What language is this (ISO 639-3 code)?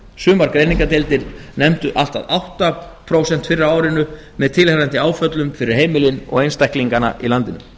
isl